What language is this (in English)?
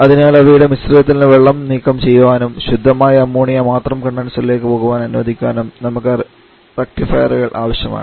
Malayalam